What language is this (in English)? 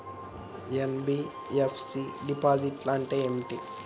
Telugu